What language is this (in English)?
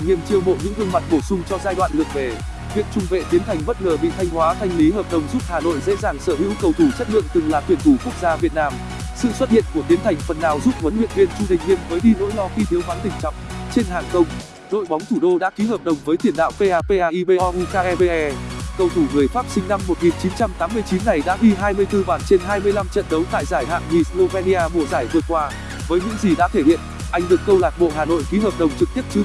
Vietnamese